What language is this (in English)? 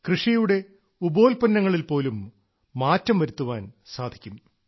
Malayalam